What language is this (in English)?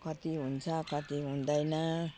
Nepali